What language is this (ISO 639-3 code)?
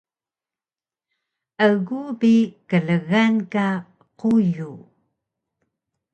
trv